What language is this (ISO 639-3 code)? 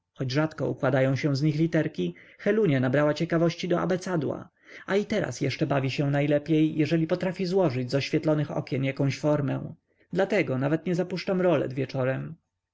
pol